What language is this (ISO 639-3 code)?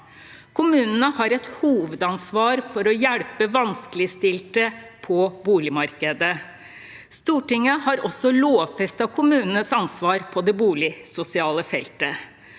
nor